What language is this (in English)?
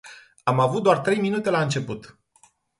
Romanian